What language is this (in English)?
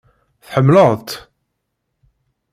Kabyle